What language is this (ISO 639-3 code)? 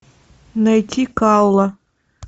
rus